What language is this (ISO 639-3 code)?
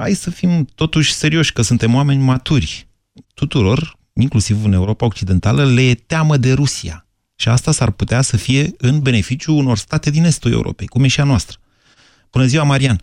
ron